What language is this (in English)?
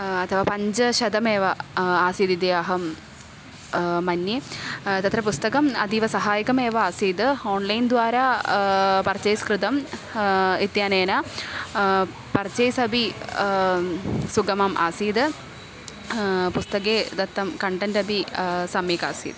Sanskrit